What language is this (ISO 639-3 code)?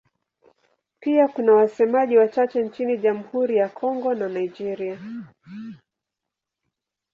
swa